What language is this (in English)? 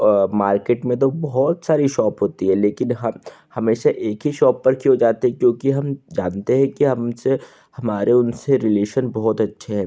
Hindi